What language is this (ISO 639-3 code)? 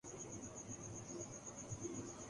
urd